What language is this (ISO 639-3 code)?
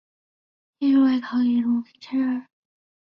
zho